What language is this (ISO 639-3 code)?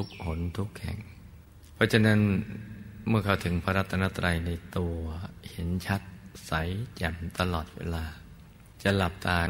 tha